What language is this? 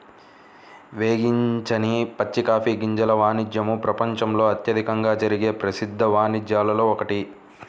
Telugu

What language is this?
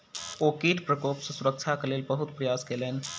Maithili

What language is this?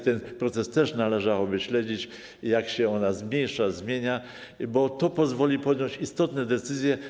Polish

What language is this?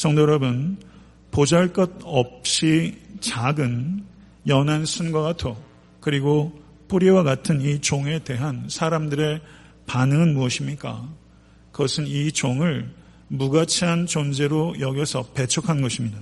Korean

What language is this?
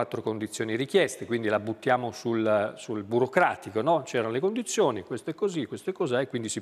Italian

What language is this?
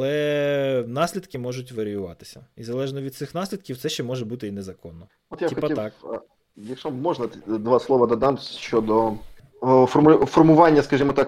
Ukrainian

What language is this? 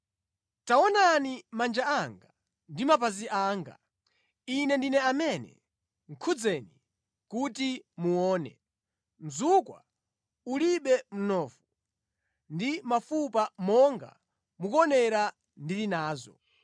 Nyanja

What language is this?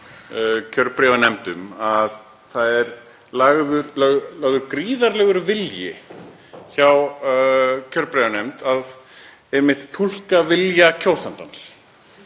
Icelandic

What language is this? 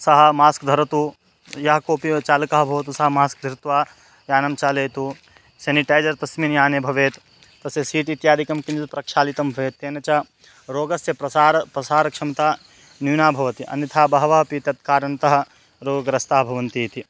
Sanskrit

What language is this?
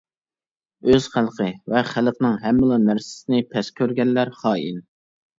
Uyghur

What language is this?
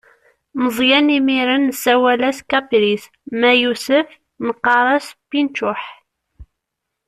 Kabyle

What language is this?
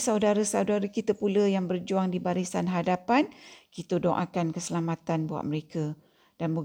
Malay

